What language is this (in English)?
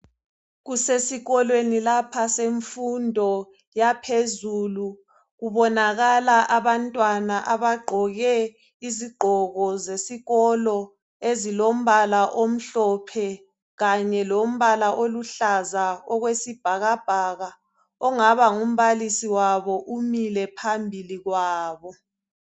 North Ndebele